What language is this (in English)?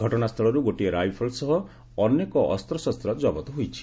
Odia